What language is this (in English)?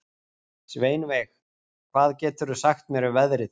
Icelandic